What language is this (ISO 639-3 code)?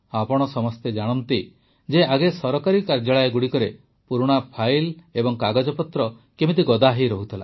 ori